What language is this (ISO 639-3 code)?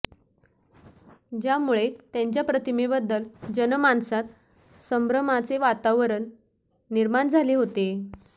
mar